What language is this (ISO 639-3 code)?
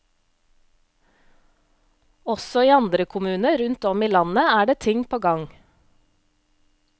nor